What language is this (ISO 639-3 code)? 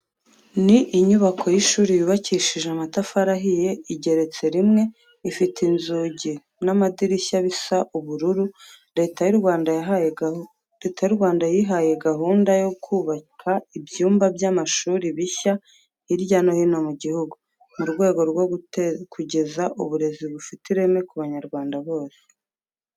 kin